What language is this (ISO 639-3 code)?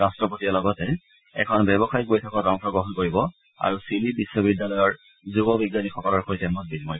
asm